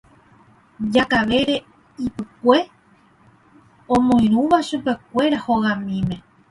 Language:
Guarani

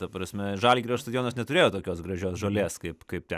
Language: Lithuanian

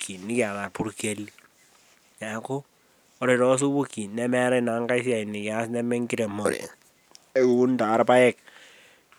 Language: Masai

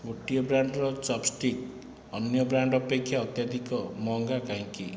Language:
Odia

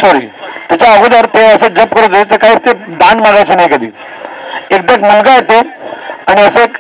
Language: Marathi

